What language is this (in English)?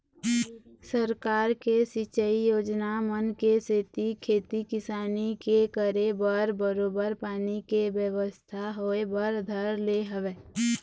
Chhattisgarhi